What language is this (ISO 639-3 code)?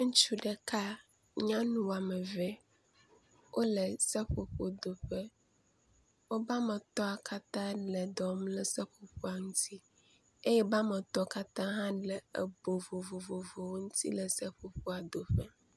ewe